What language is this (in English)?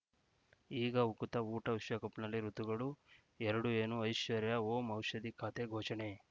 Kannada